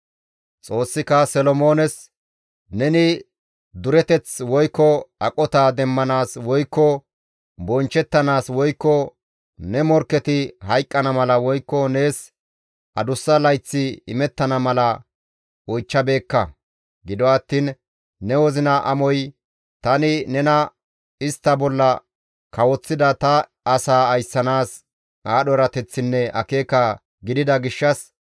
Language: Gamo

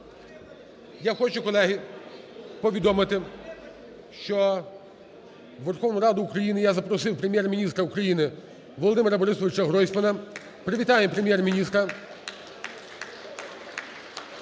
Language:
Ukrainian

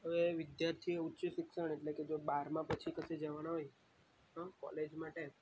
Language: Gujarati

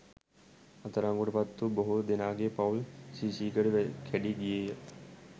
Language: Sinhala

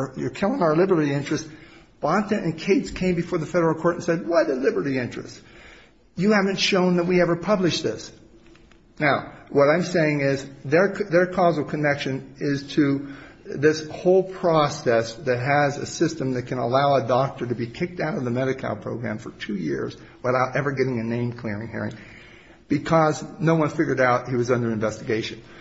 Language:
English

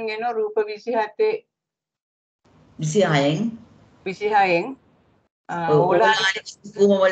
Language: Indonesian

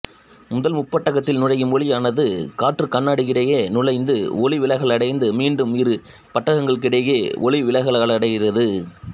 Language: Tamil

